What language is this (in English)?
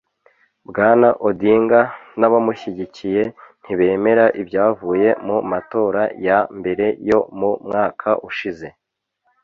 Kinyarwanda